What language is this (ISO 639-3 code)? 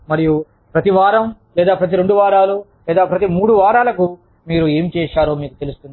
tel